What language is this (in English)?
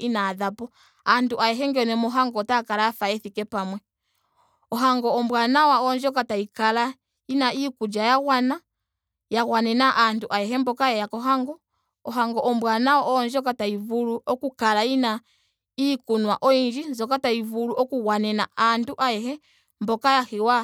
Ndonga